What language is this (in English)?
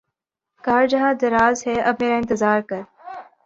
Urdu